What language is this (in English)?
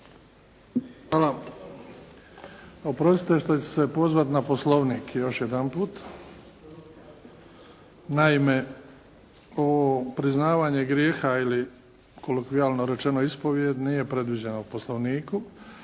Croatian